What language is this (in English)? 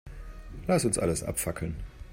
German